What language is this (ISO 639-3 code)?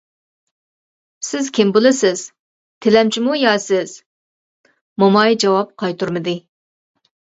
uig